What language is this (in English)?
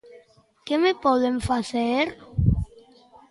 Galician